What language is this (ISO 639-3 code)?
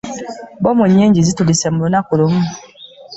lug